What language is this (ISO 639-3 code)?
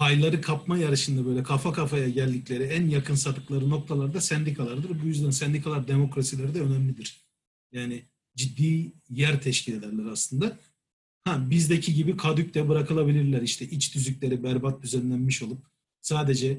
tur